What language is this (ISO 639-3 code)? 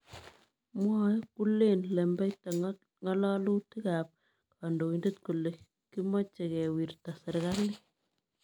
kln